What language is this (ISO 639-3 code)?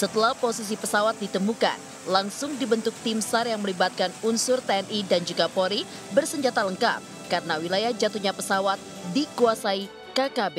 ind